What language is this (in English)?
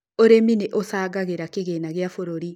Kikuyu